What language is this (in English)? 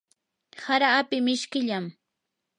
Yanahuanca Pasco Quechua